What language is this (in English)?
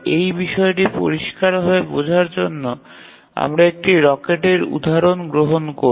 Bangla